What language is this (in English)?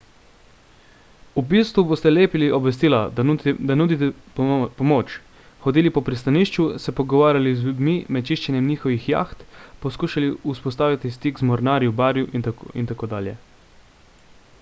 Slovenian